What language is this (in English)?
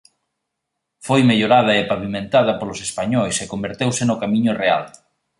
Galician